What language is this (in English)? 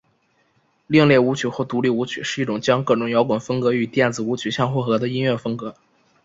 Chinese